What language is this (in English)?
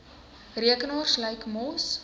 Afrikaans